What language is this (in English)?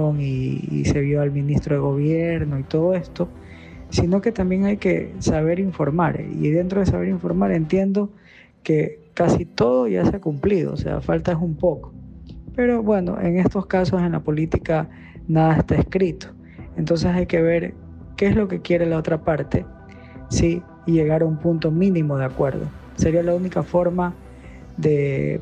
Spanish